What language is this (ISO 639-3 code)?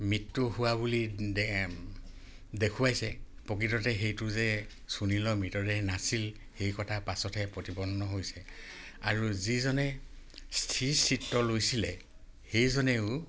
asm